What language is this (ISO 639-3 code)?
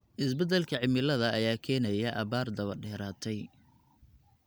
som